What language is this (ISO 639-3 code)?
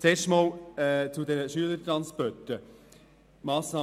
gsw